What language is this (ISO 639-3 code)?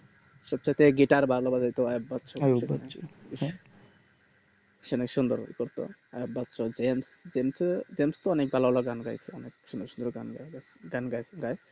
ben